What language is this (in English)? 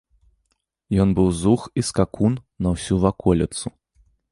Belarusian